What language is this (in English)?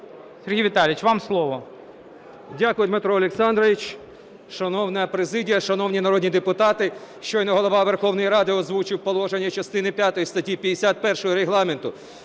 Ukrainian